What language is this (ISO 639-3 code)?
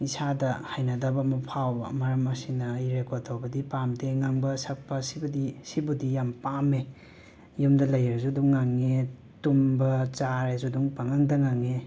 mni